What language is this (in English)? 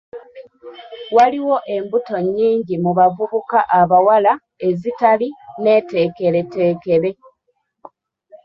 Ganda